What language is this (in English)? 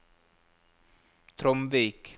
Norwegian